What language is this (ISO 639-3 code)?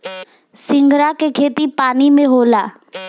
bho